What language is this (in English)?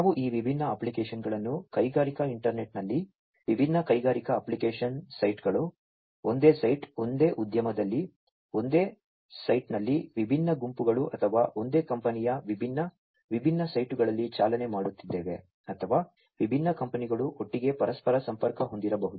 Kannada